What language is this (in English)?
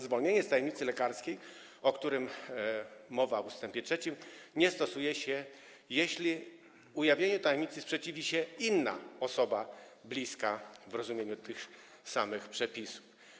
Polish